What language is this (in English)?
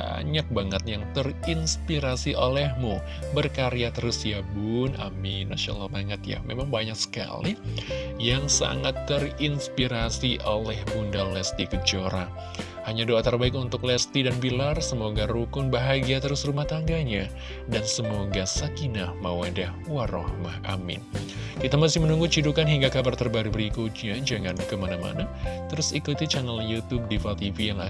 Indonesian